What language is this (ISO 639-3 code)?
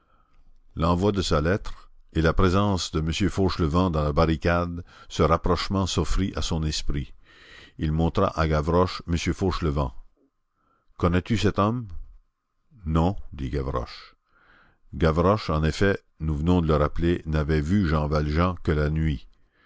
fra